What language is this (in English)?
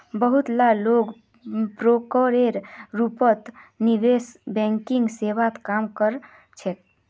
Magahi